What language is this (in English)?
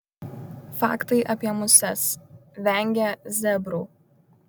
Lithuanian